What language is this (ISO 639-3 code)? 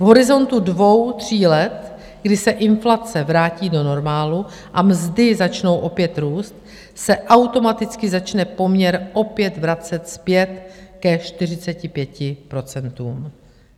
ces